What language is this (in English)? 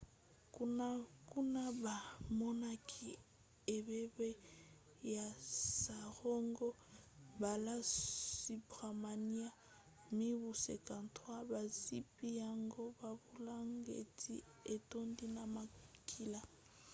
Lingala